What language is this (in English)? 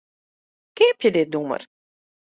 Western Frisian